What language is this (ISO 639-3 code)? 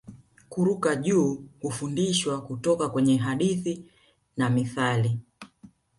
swa